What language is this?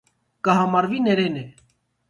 Armenian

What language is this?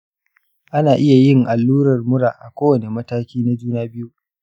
Hausa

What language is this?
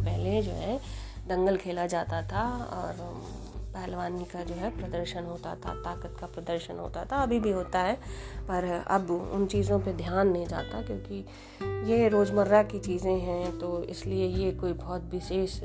Hindi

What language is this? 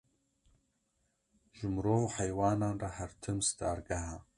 Kurdish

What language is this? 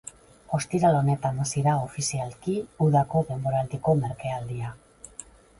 Basque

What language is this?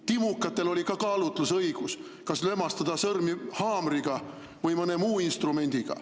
Estonian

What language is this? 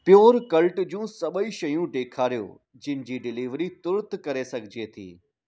Sindhi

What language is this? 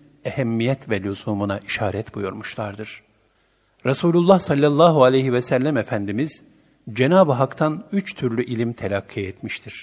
Turkish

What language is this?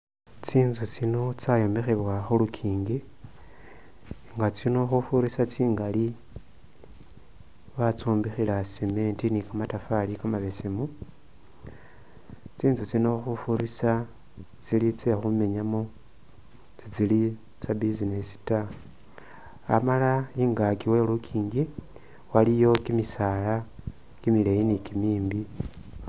Masaaba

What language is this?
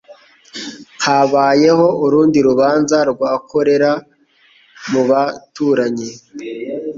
Kinyarwanda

